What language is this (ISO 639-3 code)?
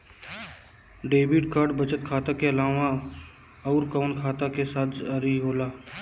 bho